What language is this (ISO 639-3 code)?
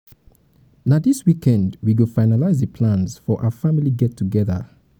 pcm